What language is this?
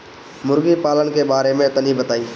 Bhojpuri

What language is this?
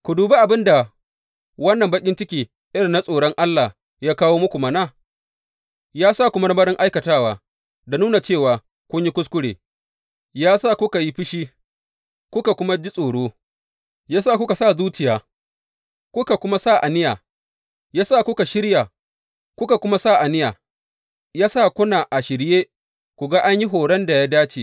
Hausa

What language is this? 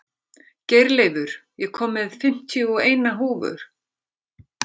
Icelandic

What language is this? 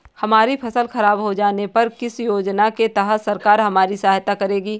Hindi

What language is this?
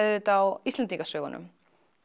Icelandic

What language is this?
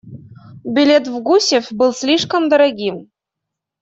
Russian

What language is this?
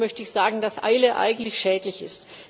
German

